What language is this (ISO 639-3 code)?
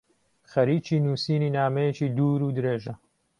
ckb